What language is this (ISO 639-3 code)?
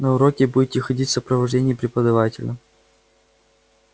rus